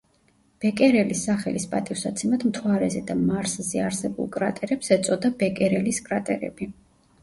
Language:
Georgian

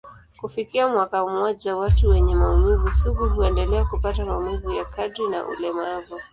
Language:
Swahili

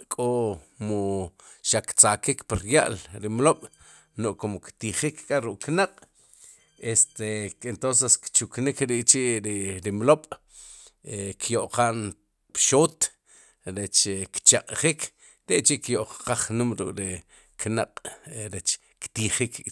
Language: Sipacapense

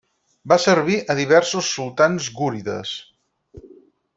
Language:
Catalan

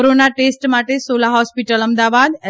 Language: Gujarati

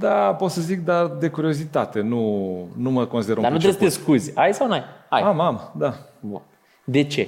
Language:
Romanian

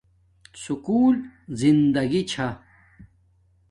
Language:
Domaaki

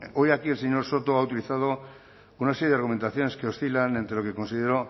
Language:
Spanish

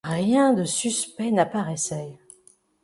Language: French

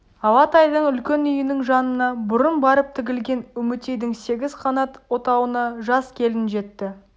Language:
Kazakh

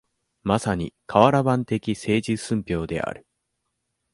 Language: Japanese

